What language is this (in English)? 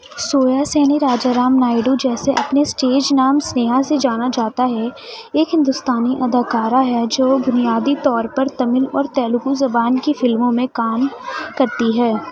Urdu